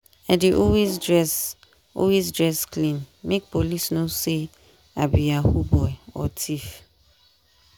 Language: Nigerian Pidgin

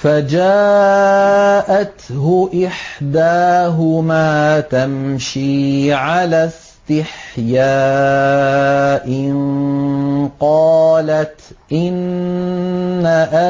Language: Arabic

